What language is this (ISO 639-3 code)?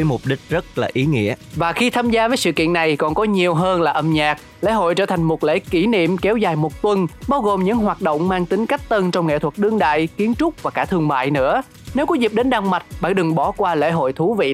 vie